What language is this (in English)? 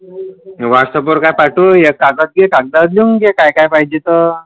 Marathi